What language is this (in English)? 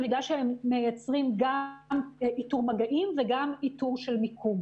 Hebrew